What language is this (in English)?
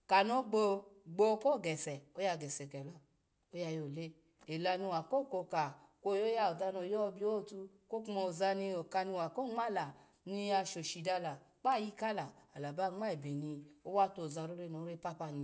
Alago